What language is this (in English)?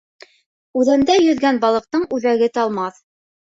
Bashkir